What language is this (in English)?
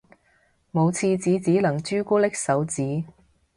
Cantonese